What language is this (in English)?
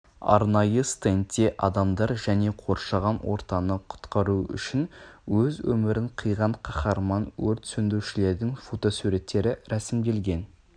Kazakh